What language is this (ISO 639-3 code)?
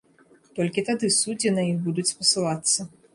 bel